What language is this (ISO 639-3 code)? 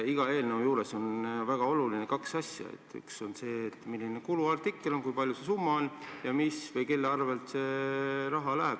est